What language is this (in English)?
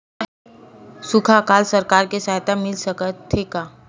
Chhattisgarhi